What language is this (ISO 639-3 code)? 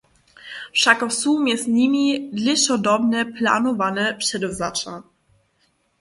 hsb